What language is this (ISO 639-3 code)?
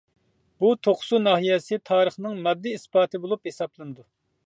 uig